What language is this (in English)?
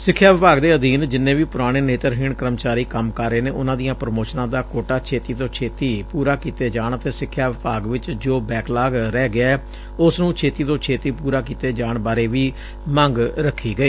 Punjabi